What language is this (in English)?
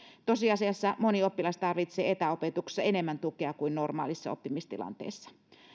Finnish